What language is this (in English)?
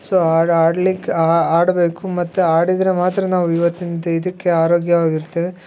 Kannada